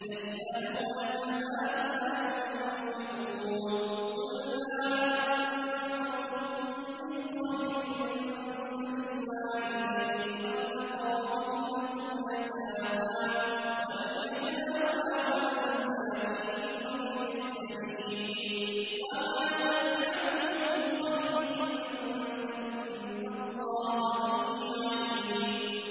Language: Arabic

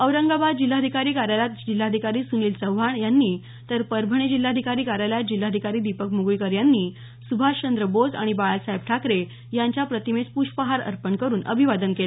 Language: Marathi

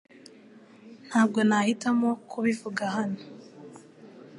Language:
Kinyarwanda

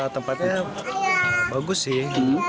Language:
Indonesian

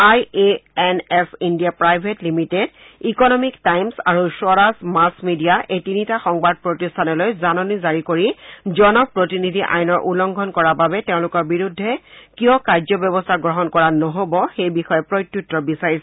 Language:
Assamese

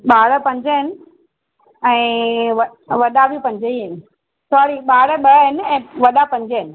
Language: Sindhi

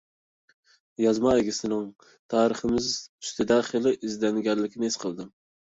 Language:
Uyghur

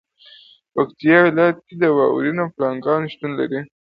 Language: Pashto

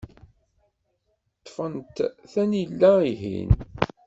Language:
Kabyle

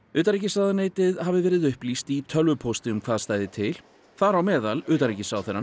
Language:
Icelandic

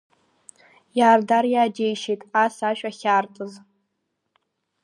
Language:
Abkhazian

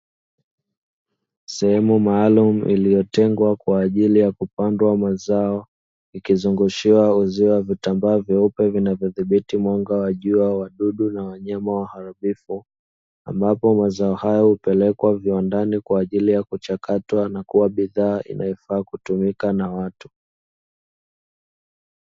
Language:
Swahili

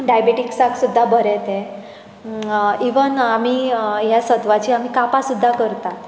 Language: Konkani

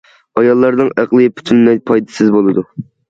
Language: Uyghur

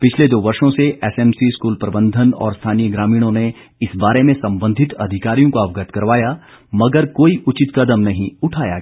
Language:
Hindi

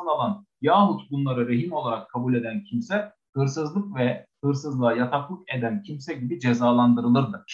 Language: Turkish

